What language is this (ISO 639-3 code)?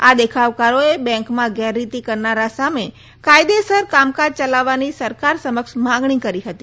guj